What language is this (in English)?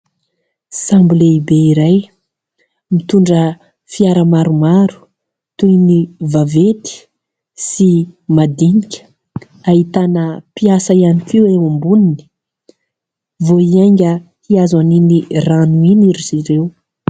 Malagasy